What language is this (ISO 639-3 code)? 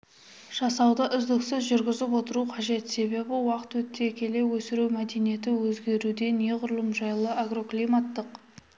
kaz